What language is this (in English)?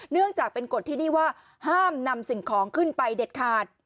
Thai